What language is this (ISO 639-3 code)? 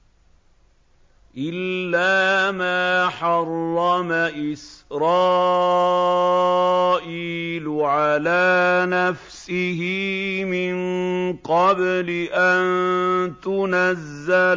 ara